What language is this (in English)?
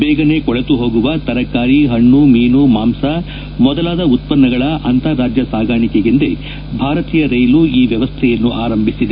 Kannada